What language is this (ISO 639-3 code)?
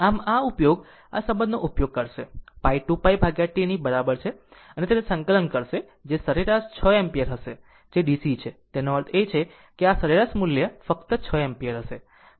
guj